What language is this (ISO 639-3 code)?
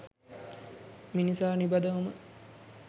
sin